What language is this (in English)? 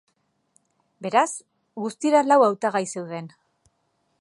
Basque